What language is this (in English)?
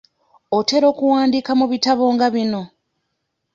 Ganda